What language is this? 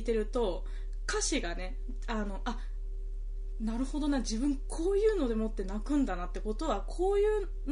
Japanese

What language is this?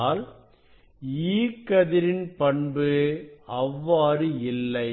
Tamil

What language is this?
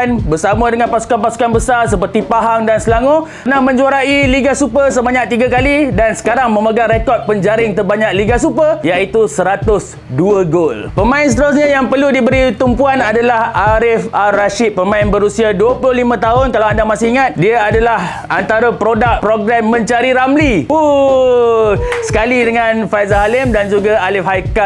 Malay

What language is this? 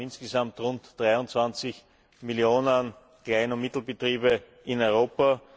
German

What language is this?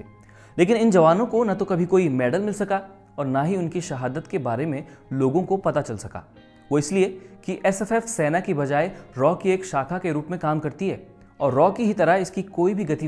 Hindi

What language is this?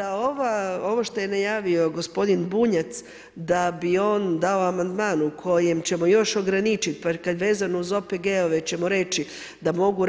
Croatian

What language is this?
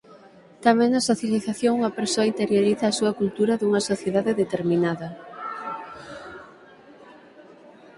Galician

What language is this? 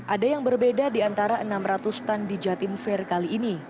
Indonesian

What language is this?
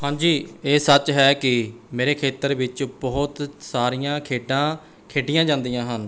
Punjabi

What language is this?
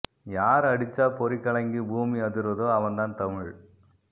Tamil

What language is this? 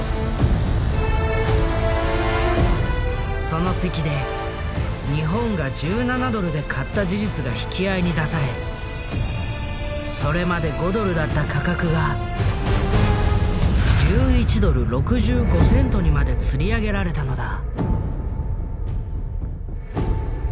Japanese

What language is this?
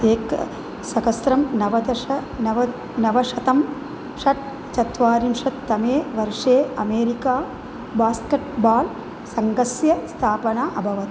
Sanskrit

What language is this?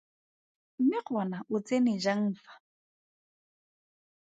Tswana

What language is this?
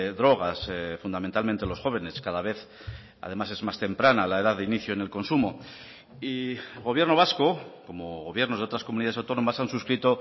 Spanish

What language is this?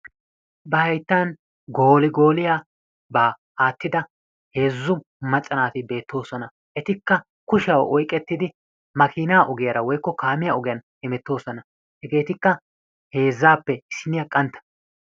Wolaytta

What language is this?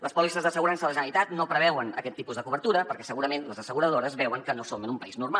Catalan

